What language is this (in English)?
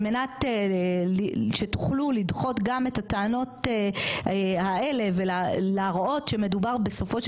Hebrew